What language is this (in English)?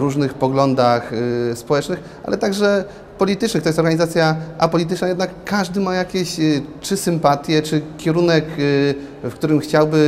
Polish